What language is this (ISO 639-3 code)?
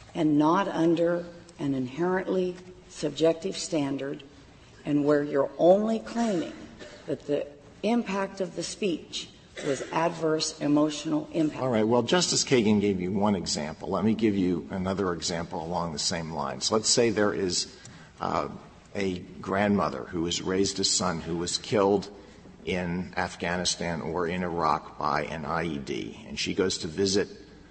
eng